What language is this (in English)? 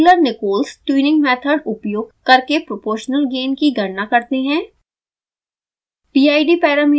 Hindi